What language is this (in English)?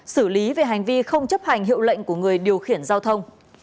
Vietnamese